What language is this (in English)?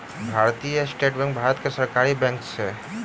Maithili